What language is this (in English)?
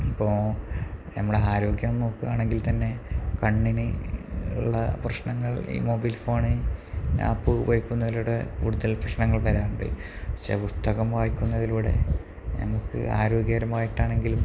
Malayalam